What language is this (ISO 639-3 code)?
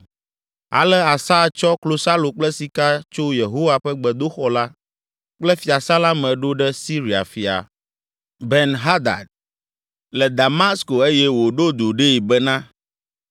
ewe